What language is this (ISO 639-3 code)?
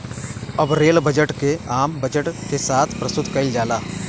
bho